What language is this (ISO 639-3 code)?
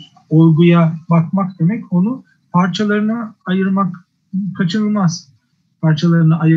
tur